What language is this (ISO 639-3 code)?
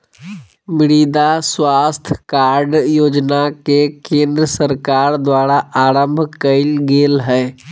mag